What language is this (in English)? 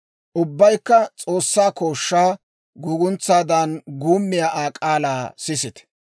Dawro